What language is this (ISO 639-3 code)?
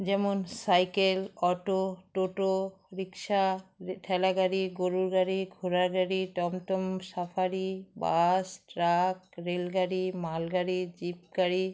ben